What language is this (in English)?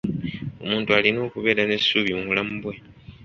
Ganda